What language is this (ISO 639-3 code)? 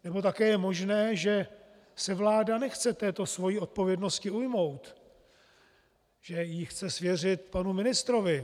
ces